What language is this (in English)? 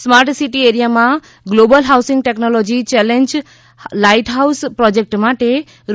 Gujarati